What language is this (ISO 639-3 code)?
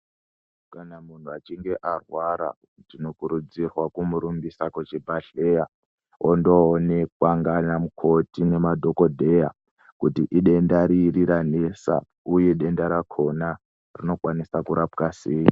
ndc